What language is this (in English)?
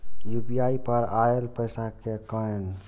Maithili